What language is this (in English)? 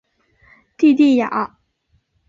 Chinese